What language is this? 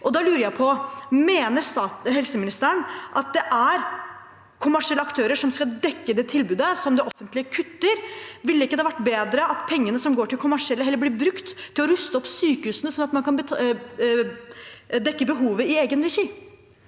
Norwegian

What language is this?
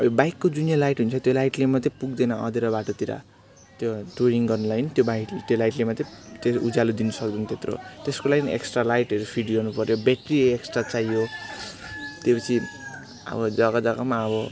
Nepali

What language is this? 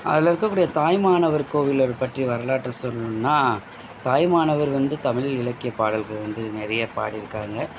Tamil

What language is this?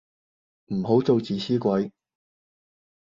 Cantonese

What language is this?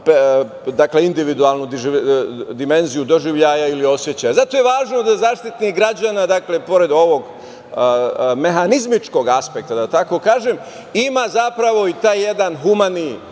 Serbian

